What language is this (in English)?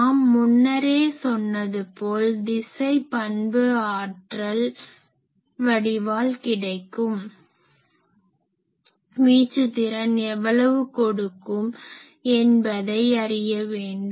Tamil